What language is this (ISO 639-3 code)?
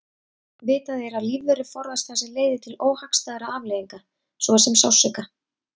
isl